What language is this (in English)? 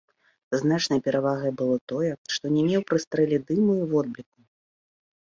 Belarusian